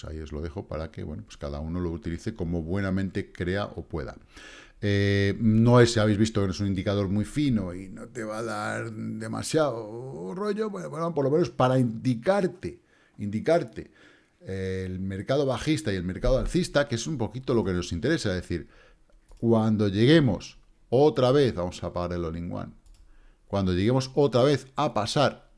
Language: Spanish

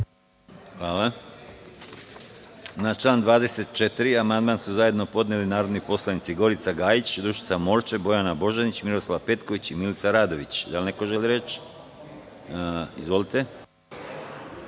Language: Serbian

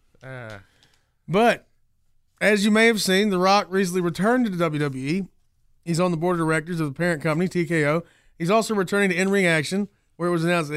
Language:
English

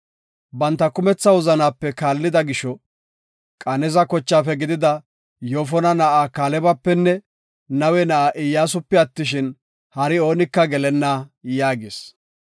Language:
Gofa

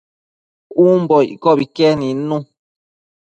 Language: Matsés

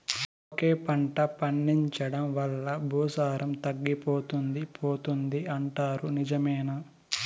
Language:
Telugu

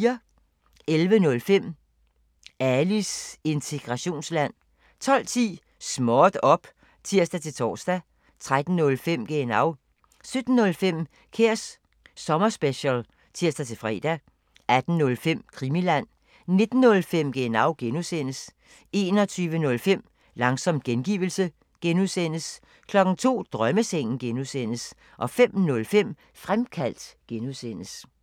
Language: Danish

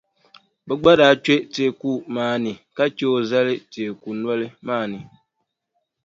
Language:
Dagbani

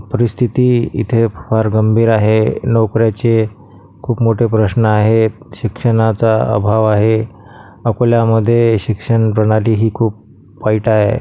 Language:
Marathi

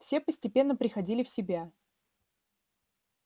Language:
Russian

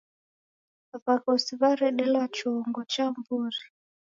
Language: Taita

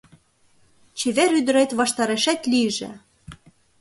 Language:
Mari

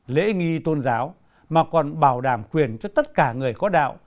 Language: Vietnamese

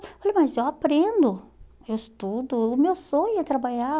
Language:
Portuguese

